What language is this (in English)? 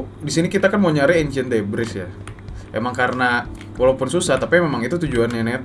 Indonesian